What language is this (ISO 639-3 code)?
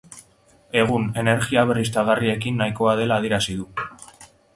eus